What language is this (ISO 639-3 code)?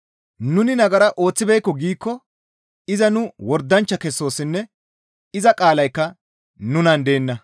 gmv